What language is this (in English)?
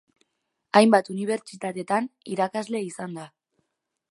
Basque